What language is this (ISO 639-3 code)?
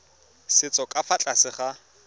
tsn